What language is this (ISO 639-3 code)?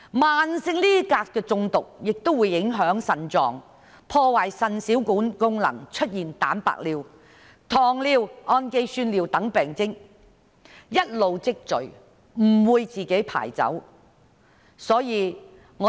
yue